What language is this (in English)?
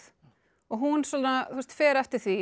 Icelandic